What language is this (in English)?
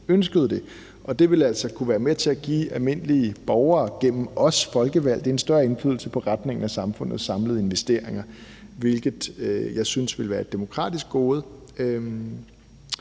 Danish